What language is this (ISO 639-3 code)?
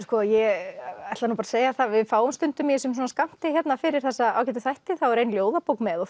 isl